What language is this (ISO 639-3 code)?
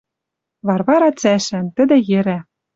mrj